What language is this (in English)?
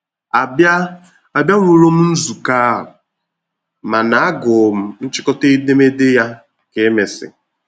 Igbo